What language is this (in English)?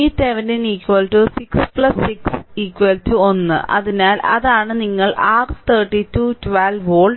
Malayalam